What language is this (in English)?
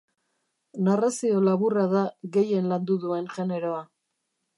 Basque